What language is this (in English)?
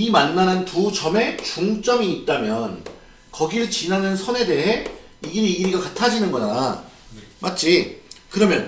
Korean